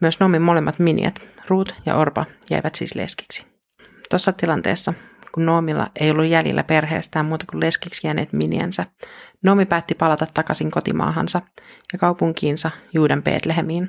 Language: Finnish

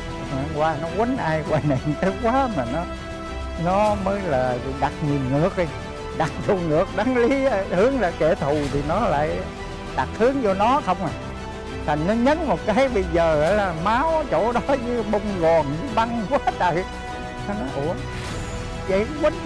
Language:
Vietnamese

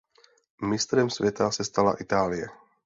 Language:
Czech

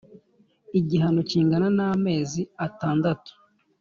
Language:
Kinyarwanda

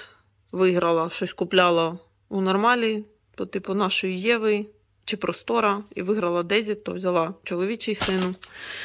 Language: Ukrainian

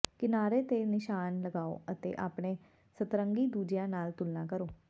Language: Punjabi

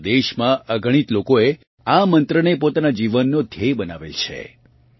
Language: Gujarati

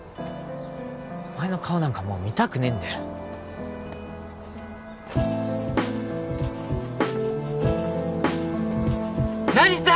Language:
Japanese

